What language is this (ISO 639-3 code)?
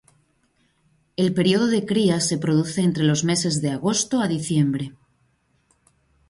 spa